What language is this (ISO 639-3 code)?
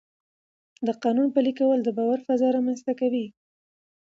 pus